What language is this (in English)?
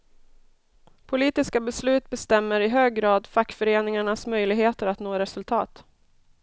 Swedish